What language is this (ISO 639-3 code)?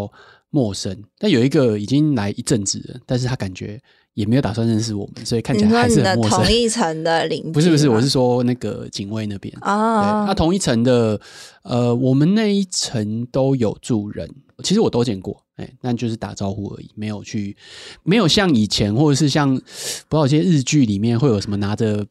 zho